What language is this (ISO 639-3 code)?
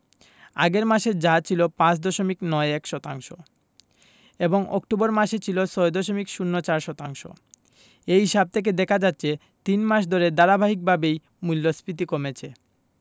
ben